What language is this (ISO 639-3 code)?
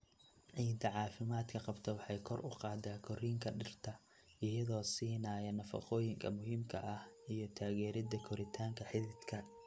som